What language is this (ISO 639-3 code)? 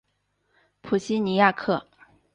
zho